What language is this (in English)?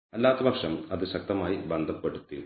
Malayalam